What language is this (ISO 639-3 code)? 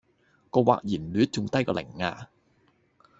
yue